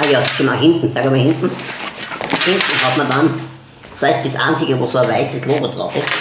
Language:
German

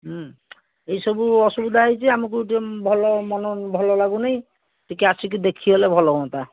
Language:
Odia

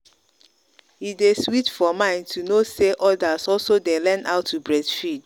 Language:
Nigerian Pidgin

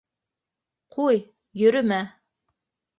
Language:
Bashkir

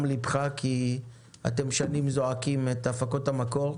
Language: Hebrew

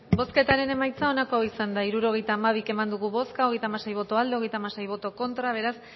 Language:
Basque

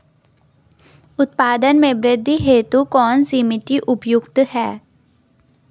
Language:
Hindi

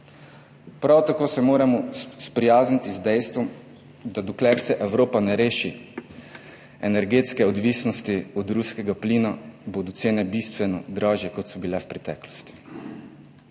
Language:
Slovenian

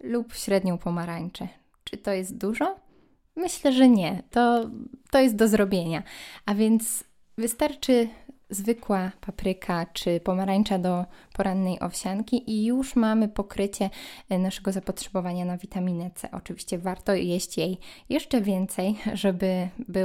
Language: Polish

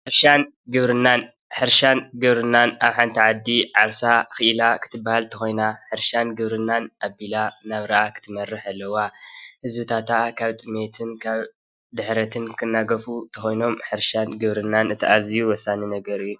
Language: Tigrinya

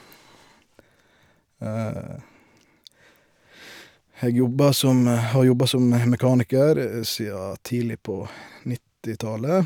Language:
Norwegian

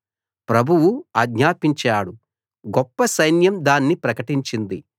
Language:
Telugu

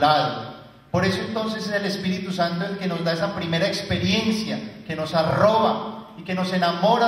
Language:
Spanish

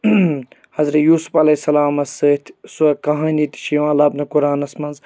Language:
Kashmiri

